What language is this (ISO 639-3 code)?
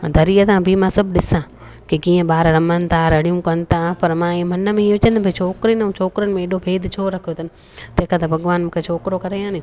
snd